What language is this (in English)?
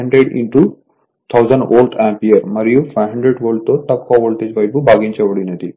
Telugu